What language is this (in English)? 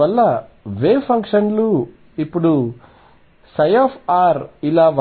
Telugu